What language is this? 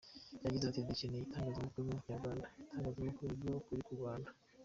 Kinyarwanda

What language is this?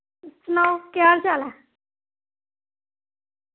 Dogri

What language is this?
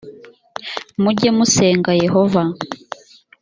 Kinyarwanda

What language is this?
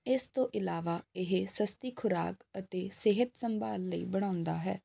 Punjabi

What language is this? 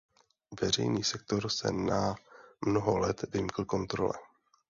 Czech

